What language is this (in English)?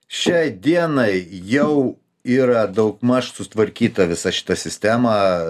Lithuanian